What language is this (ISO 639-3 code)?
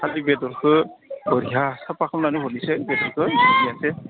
brx